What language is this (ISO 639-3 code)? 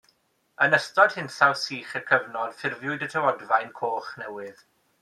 cym